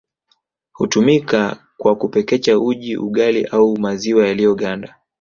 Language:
Swahili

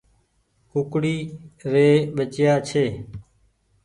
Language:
Goaria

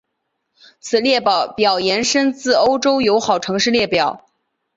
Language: Chinese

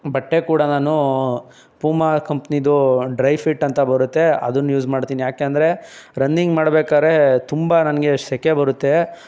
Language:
Kannada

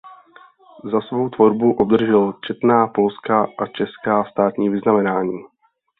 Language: Czech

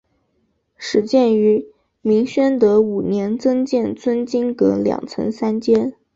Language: Chinese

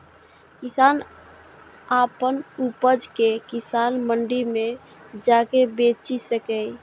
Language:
Maithili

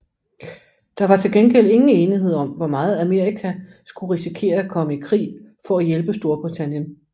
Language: Danish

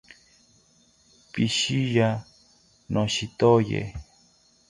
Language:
South Ucayali Ashéninka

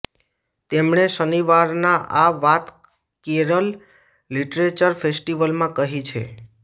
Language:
Gujarati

